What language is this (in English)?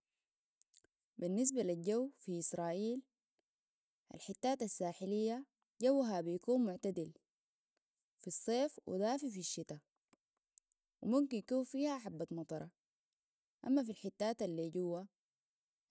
Sudanese Arabic